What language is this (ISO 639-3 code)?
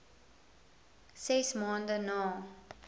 afr